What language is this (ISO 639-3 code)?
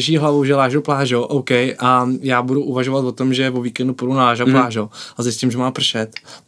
ces